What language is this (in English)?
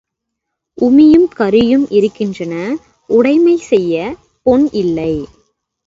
Tamil